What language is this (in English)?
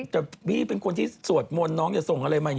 Thai